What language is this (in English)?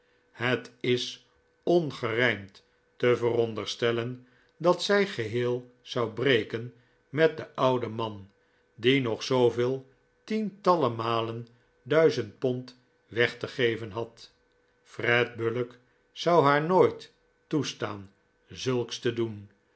Dutch